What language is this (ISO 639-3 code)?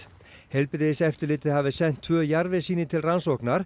isl